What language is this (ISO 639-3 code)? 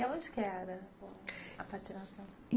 por